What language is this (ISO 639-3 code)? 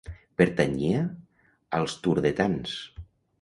cat